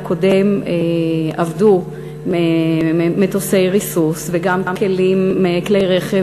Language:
Hebrew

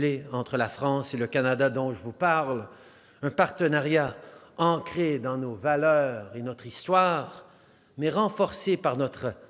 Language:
French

